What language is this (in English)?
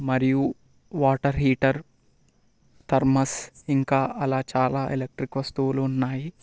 Telugu